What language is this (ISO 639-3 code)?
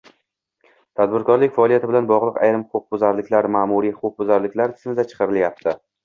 uzb